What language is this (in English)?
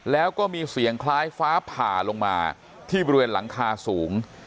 Thai